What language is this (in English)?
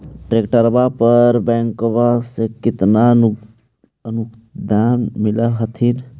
Magahi